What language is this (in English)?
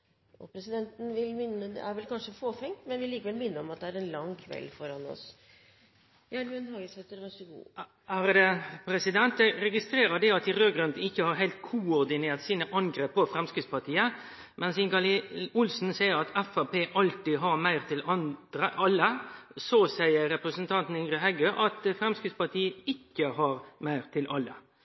Norwegian